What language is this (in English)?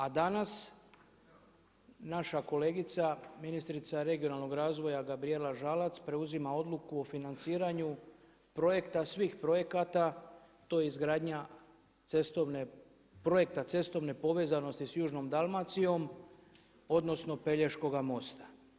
Croatian